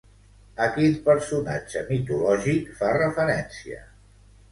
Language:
Catalan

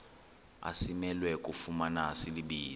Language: Xhosa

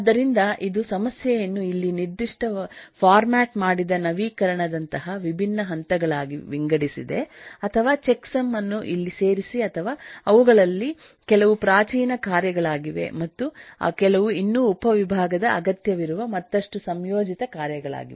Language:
Kannada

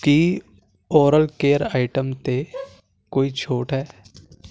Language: Punjabi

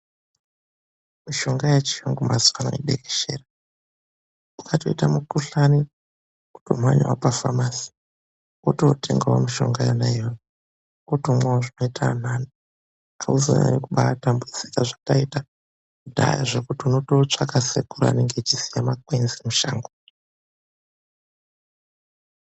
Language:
Ndau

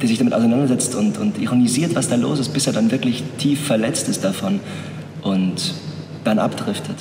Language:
German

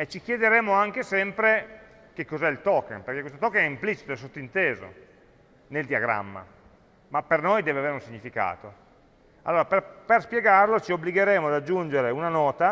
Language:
Italian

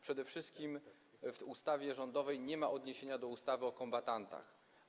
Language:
Polish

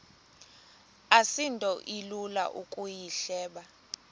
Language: Xhosa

